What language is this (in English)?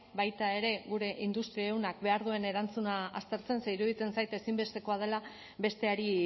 Basque